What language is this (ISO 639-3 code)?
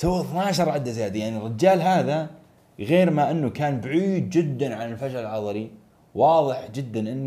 ara